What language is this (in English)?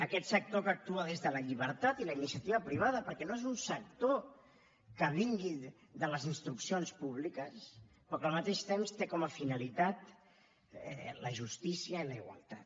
Catalan